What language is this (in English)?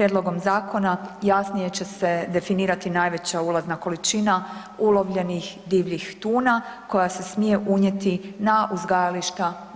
Croatian